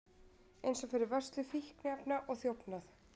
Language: Icelandic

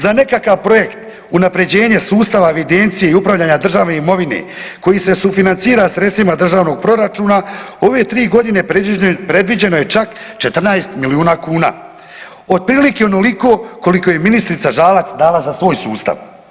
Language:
Croatian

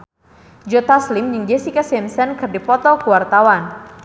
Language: Sundanese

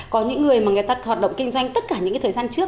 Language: Vietnamese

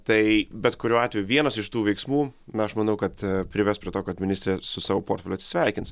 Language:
Lithuanian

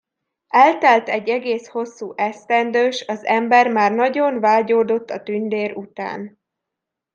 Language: Hungarian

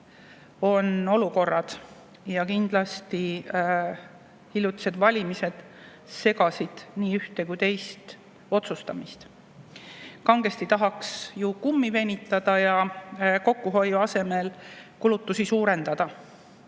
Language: Estonian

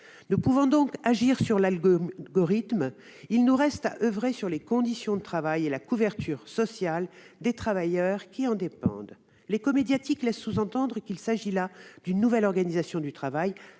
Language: French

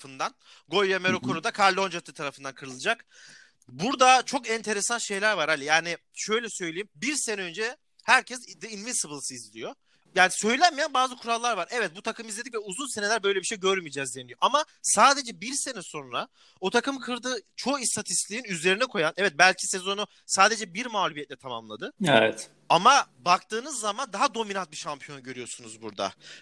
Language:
Turkish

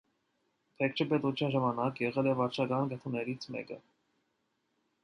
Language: Armenian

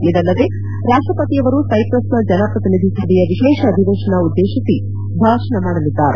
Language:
Kannada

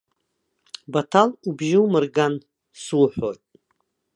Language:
Abkhazian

